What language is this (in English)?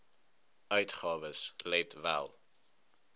Afrikaans